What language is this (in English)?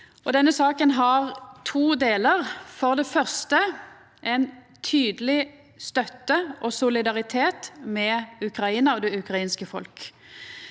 Norwegian